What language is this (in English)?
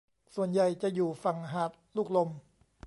Thai